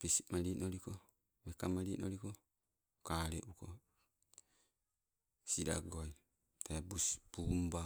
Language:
Sibe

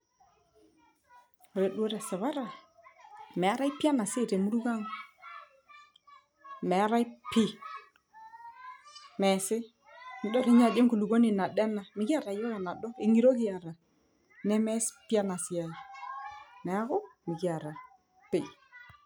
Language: Masai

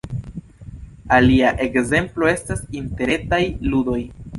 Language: Esperanto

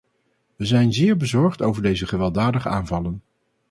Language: Dutch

